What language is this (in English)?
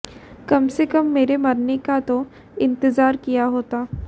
Hindi